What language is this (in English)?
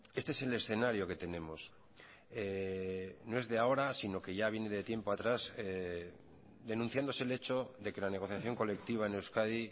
Spanish